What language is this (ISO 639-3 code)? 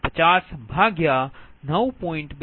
guj